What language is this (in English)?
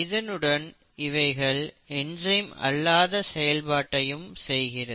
Tamil